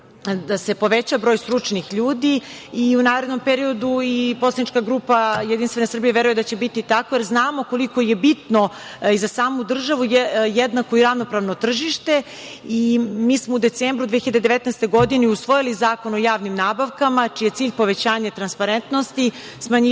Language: Serbian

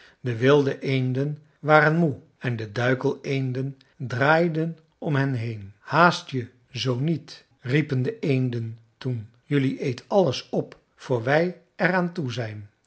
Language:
Dutch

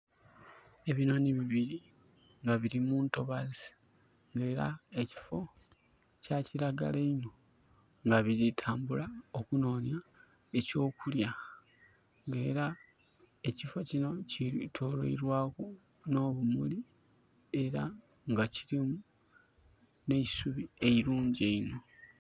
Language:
Soga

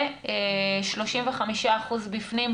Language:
Hebrew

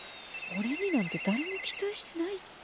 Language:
Japanese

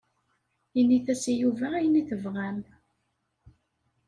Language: Kabyle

